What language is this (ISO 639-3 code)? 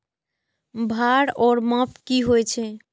mai